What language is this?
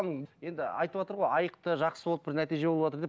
Kazakh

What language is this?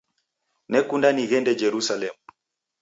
Taita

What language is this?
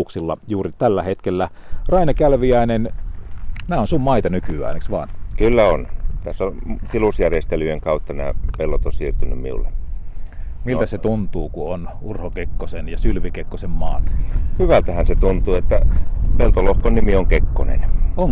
Finnish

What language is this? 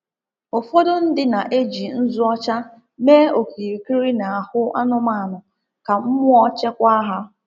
Igbo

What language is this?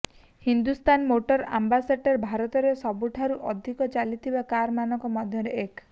Odia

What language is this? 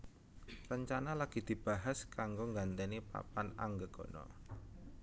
Javanese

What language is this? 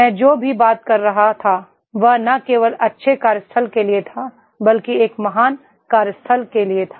Hindi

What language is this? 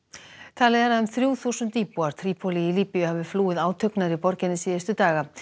Icelandic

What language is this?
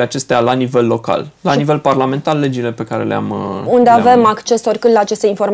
Romanian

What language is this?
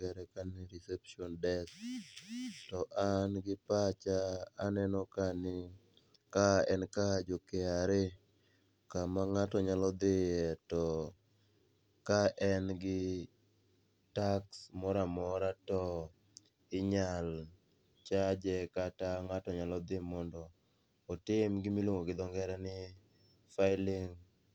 Luo (Kenya and Tanzania)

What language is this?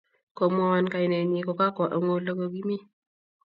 Kalenjin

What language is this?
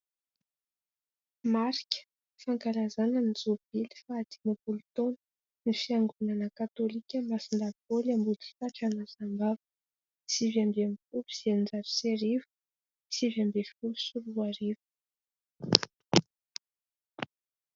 Malagasy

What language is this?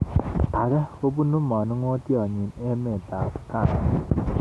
Kalenjin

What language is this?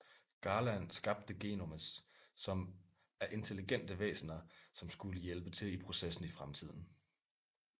Danish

